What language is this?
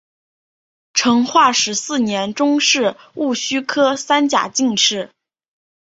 Chinese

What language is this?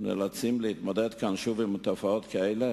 Hebrew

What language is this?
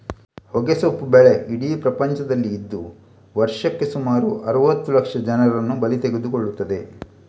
Kannada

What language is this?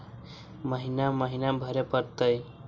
Magahi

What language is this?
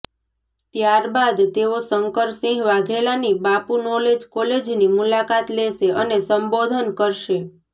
Gujarati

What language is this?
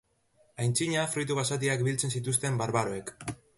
Basque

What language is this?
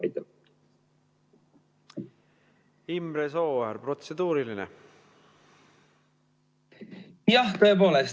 Estonian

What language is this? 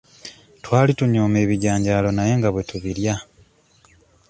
Ganda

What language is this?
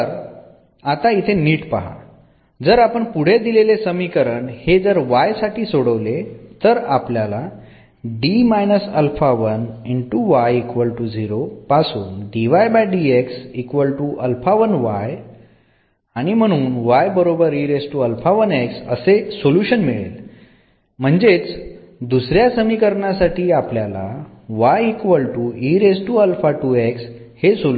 Marathi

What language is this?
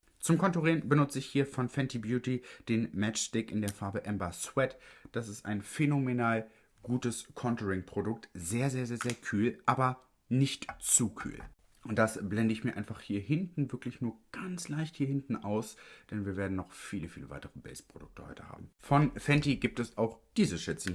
German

